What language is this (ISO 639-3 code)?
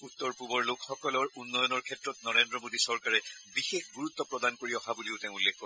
asm